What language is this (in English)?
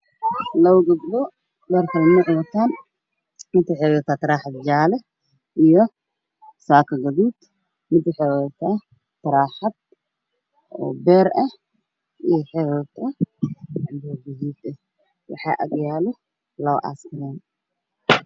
Somali